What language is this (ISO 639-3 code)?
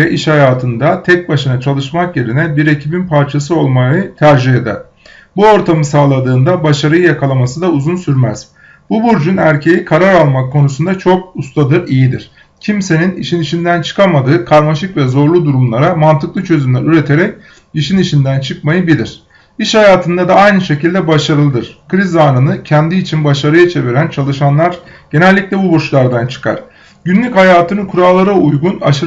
tur